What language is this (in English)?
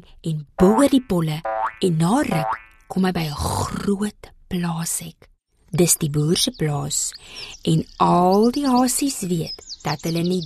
Dutch